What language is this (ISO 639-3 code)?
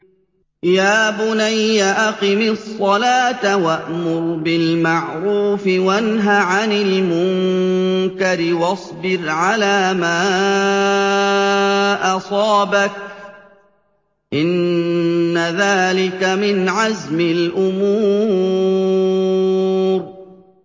ara